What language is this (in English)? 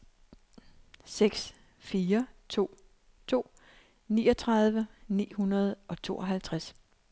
Danish